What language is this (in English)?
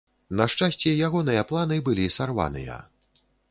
Belarusian